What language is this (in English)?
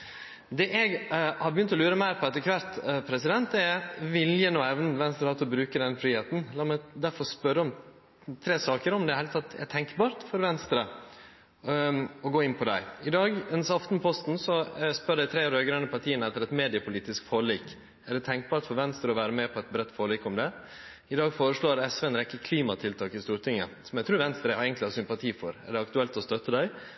Norwegian Nynorsk